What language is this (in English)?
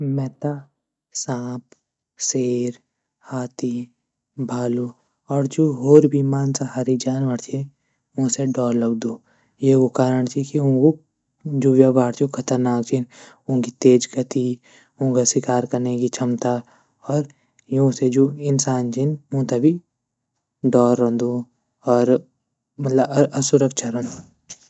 Garhwali